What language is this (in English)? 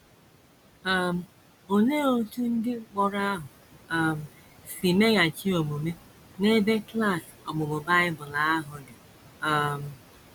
Igbo